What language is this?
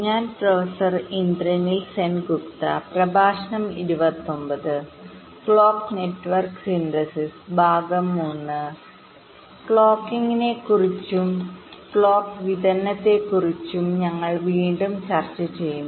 Malayalam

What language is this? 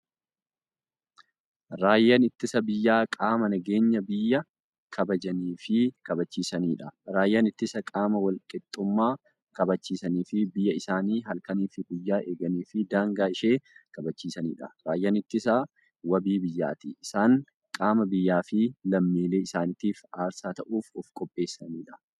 Oromo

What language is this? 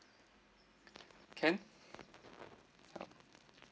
English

